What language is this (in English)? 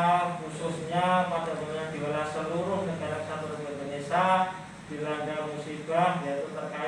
Indonesian